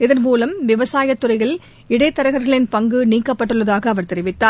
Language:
Tamil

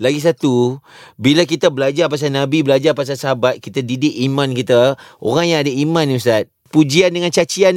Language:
Malay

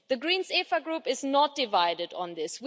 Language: English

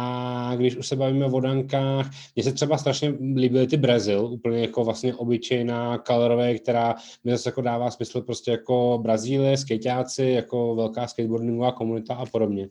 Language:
Czech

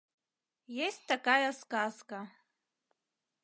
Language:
Mari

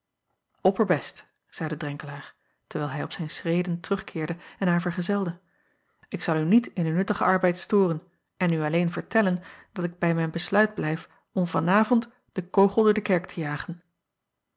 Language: Dutch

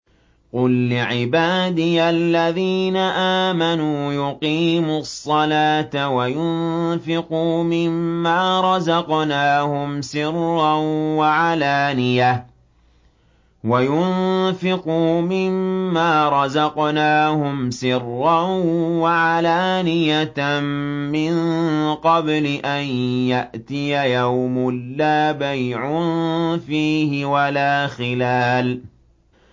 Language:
Arabic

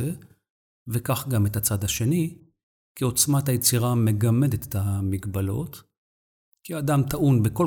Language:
Hebrew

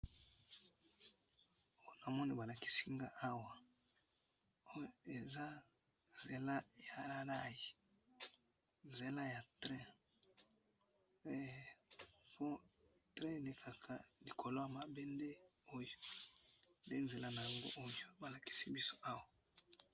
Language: Lingala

